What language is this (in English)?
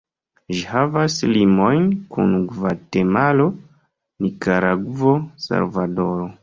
Esperanto